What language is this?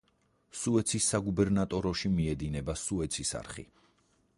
Georgian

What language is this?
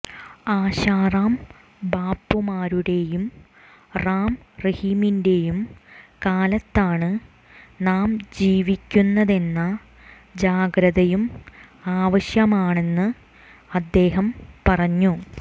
Malayalam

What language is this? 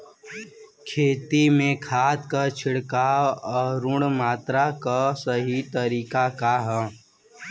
Bhojpuri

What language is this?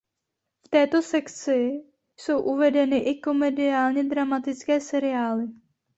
Czech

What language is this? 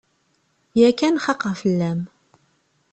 Kabyle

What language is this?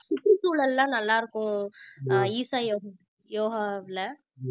Tamil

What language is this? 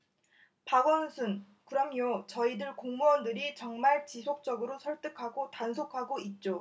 Korean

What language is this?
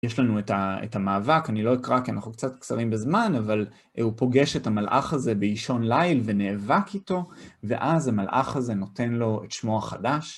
Hebrew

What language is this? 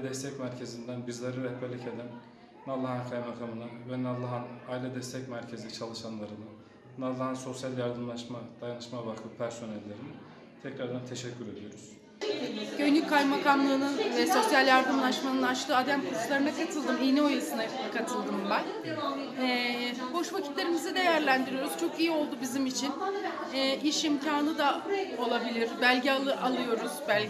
Turkish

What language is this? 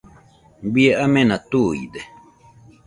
Nüpode Huitoto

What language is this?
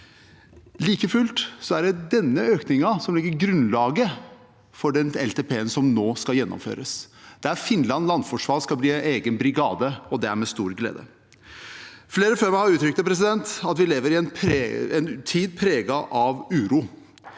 Norwegian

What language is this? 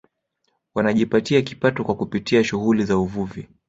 Swahili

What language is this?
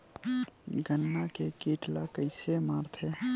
Chhattisgarhi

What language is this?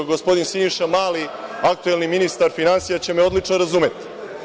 Serbian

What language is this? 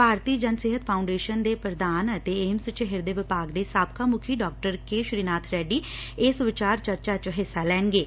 Punjabi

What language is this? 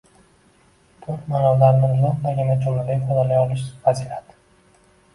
Uzbek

